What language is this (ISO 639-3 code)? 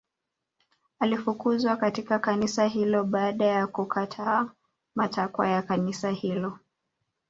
swa